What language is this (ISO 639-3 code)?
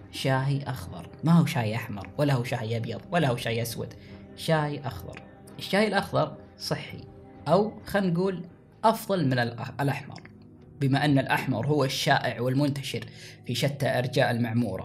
ara